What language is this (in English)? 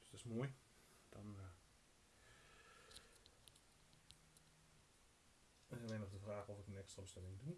Dutch